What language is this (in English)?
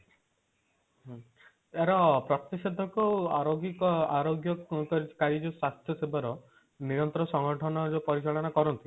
Odia